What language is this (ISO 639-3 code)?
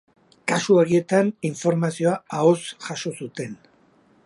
eus